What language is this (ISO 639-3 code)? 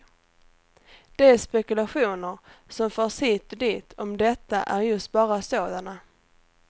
swe